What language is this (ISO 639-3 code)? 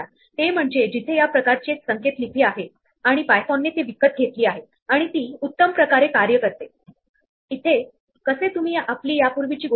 mar